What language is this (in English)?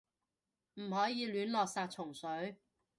Cantonese